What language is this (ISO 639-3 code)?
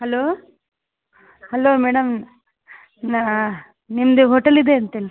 kan